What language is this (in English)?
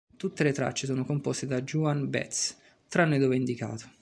Italian